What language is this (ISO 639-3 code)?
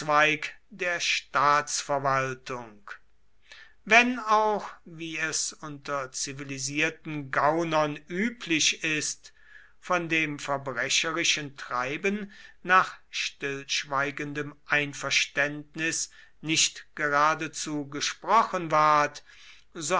deu